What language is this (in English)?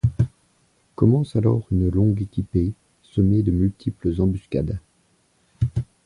French